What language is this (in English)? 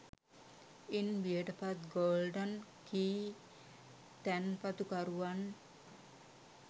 Sinhala